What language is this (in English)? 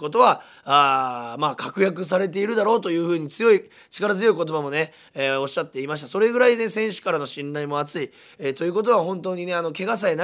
Japanese